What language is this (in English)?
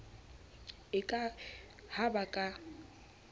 Southern Sotho